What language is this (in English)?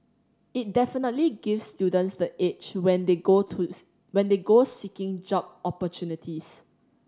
English